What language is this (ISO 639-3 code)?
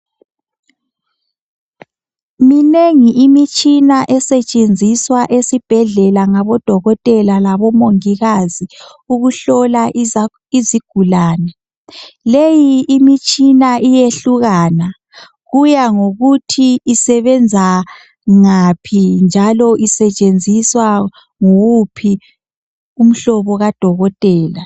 nde